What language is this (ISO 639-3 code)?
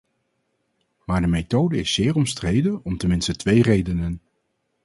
nld